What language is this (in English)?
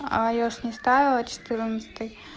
Russian